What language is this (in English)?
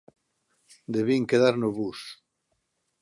Galician